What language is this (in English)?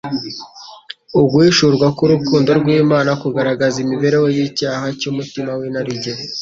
Kinyarwanda